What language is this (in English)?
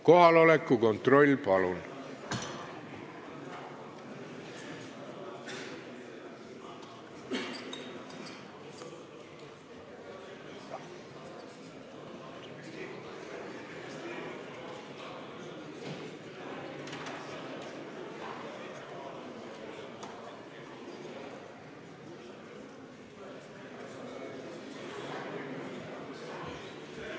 Estonian